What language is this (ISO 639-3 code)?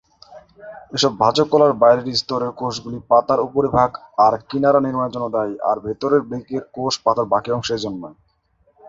ben